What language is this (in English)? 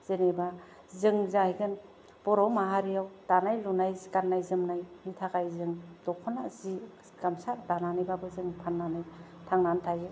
Bodo